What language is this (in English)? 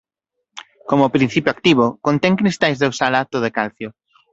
Galician